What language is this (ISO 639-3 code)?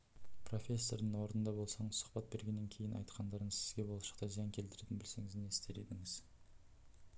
kaz